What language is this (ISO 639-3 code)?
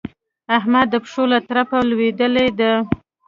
pus